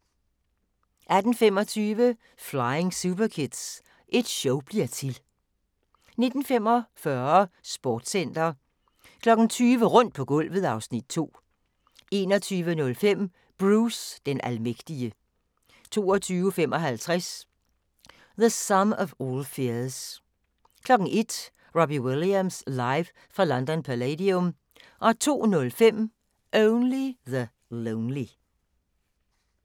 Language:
Danish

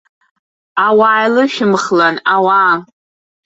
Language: Abkhazian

